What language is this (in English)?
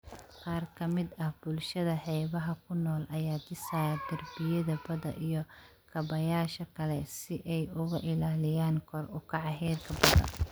Somali